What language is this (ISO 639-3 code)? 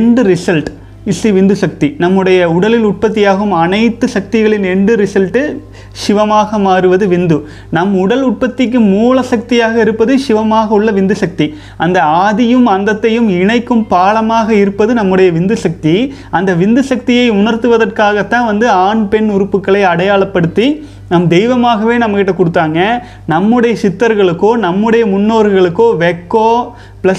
tam